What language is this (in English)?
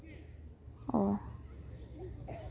Santali